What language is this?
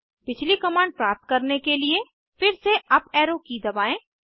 Hindi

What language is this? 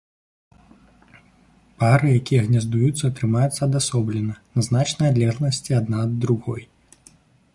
Belarusian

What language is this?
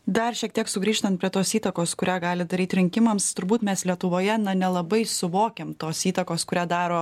Lithuanian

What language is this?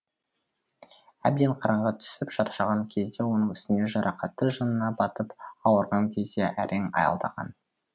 Kazakh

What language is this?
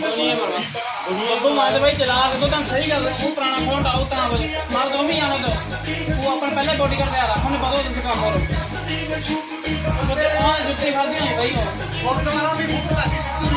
Hindi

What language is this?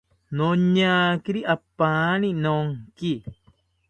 South Ucayali Ashéninka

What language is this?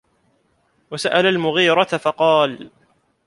Arabic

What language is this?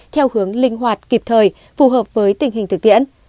Vietnamese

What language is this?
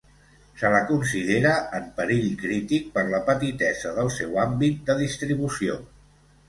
Catalan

